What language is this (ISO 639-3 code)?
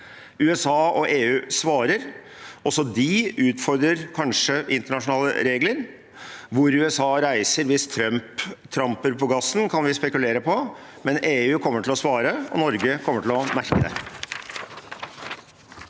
nor